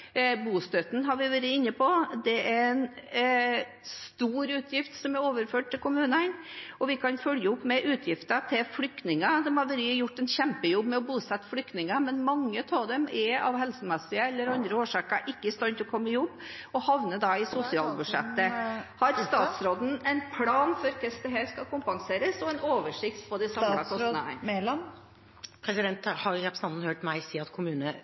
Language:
Norwegian Bokmål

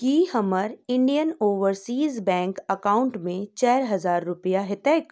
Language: Maithili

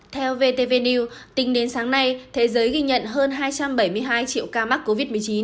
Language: Vietnamese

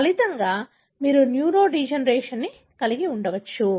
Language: Telugu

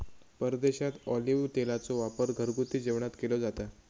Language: Marathi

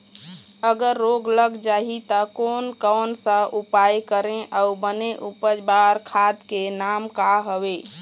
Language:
Chhattisgarhi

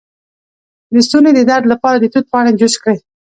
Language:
Pashto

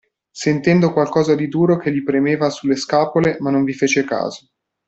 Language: Italian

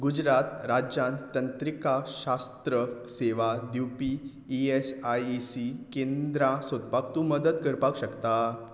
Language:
Konkani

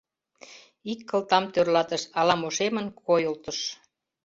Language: Mari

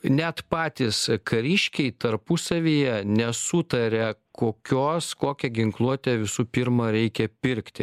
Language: Lithuanian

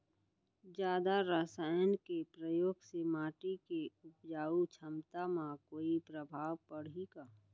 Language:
Chhattisgarhi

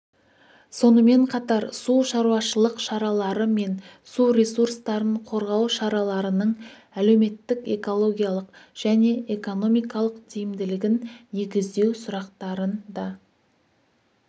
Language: Kazakh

